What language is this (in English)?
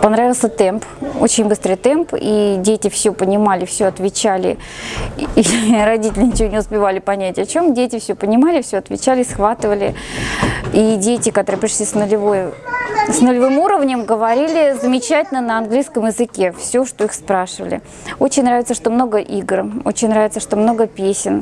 Russian